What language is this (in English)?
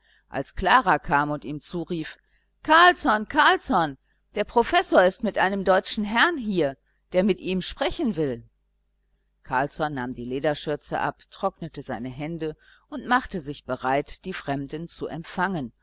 German